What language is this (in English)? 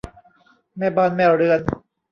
Thai